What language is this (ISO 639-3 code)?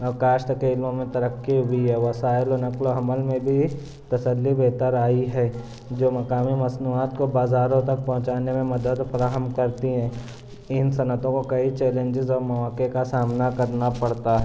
urd